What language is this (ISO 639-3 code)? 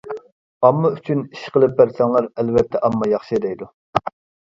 uig